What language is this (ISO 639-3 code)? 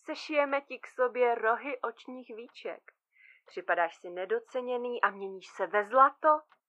ces